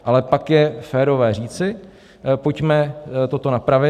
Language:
Czech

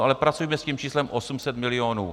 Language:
Czech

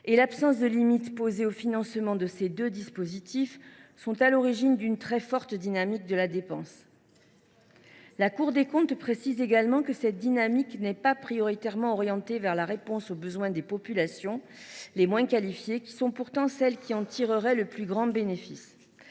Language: French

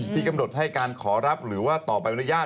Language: Thai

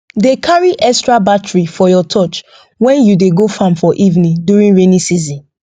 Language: Nigerian Pidgin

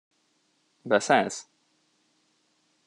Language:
Hungarian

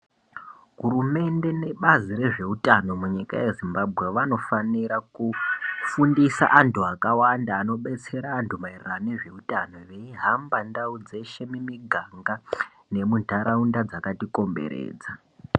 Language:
Ndau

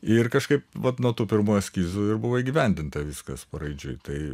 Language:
Lithuanian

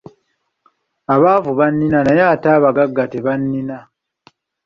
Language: Ganda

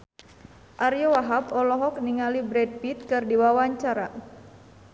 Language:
Sundanese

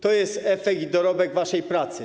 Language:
Polish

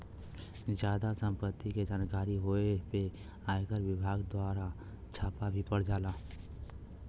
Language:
Bhojpuri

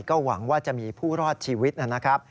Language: Thai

